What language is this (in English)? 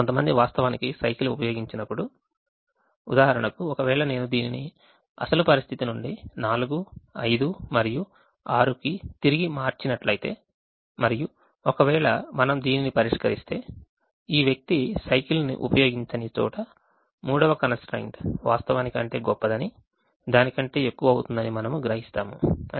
Telugu